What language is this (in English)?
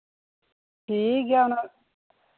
Santali